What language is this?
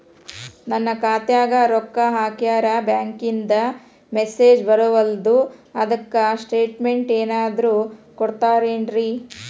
Kannada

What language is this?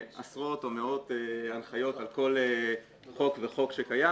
Hebrew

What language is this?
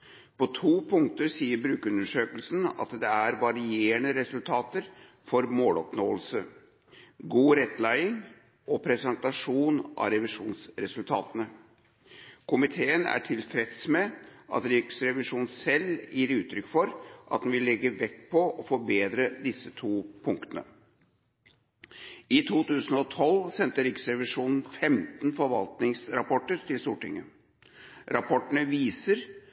Norwegian Bokmål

